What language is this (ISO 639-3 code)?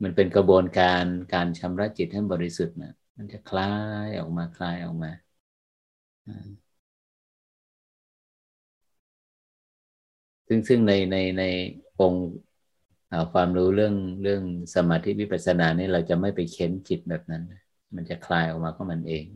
tha